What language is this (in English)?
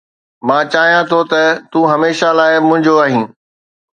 Sindhi